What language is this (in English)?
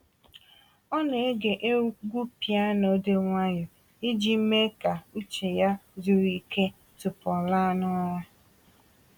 Igbo